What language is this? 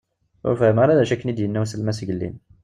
Kabyle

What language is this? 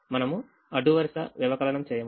Telugu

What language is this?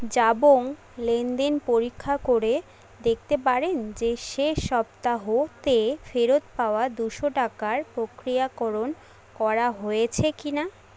Bangla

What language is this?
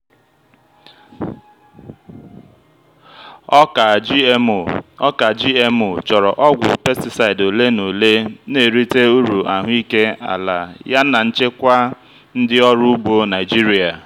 Igbo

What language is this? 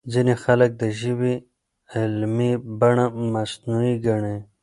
Pashto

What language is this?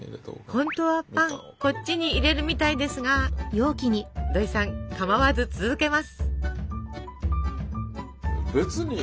Japanese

